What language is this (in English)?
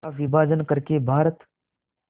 Hindi